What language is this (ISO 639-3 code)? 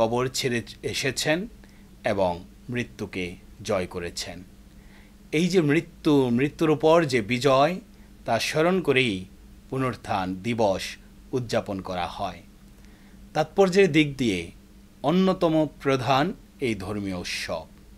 ron